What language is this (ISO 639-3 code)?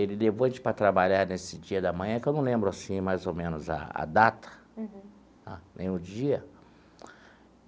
por